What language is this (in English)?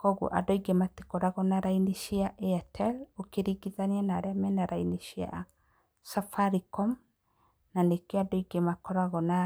Kikuyu